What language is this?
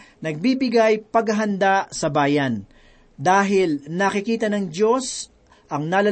Filipino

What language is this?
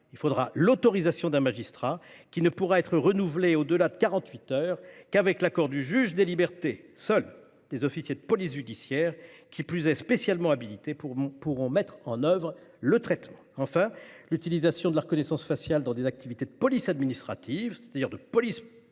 French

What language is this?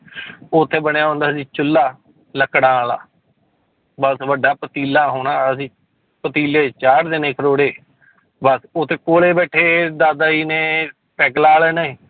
Punjabi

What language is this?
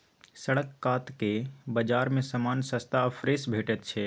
Maithili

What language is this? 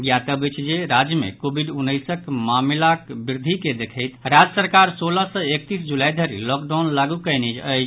Maithili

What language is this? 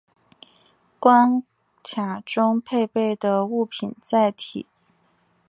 Chinese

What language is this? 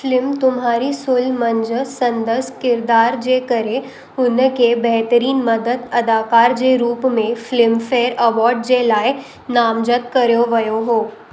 Sindhi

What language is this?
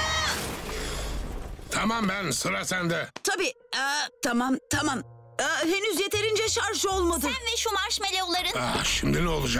Turkish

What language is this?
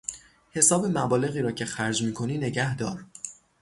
Persian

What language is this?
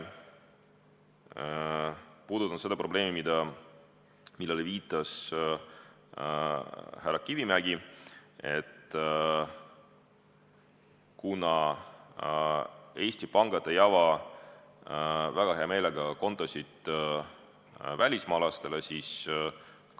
Estonian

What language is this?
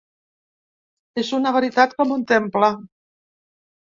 Catalan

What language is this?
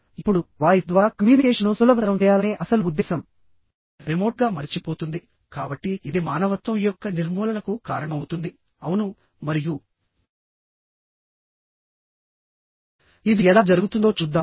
Telugu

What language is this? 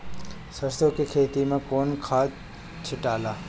Bhojpuri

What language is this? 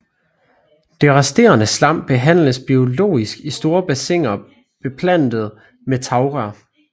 Danish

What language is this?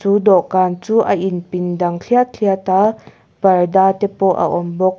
Mizo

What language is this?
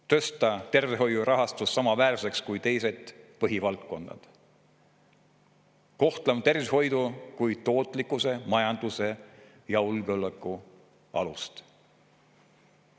Estonian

